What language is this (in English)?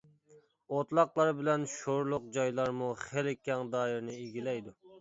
Uyghur